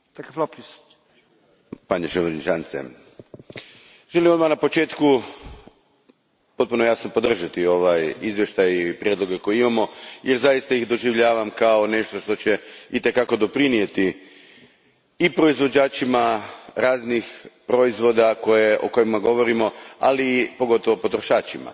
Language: Croatian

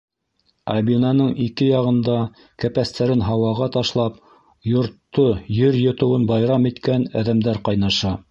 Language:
Bashkir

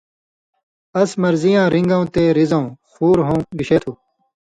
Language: Indus Kohistani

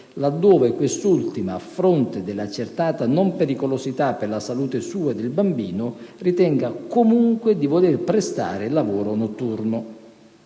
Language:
Italian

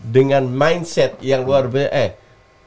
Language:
Indonesian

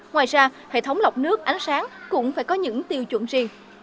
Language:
Vietnamese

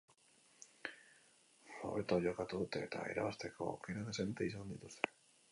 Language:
Basque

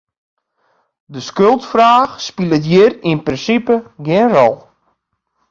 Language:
Western Frisian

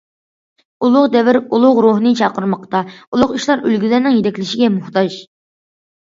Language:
Uyghur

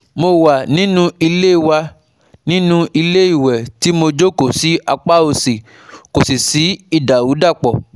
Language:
Yoruba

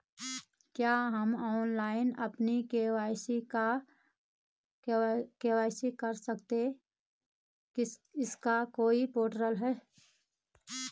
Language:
Hindi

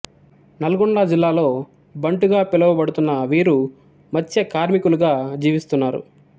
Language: Telugu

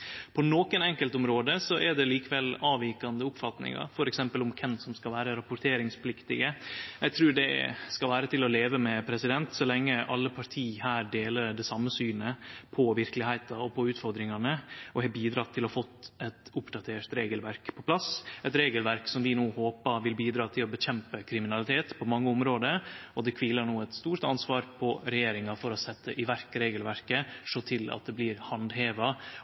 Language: Norwegian Nynorsk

